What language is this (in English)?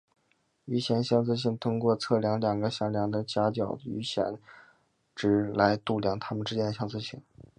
Chinese